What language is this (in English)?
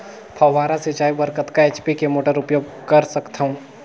Chhattisgarhi